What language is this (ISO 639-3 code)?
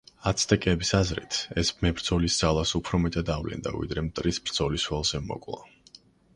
kat